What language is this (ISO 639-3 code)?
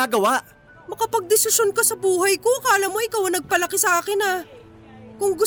fil